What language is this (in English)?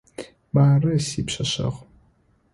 Adyghe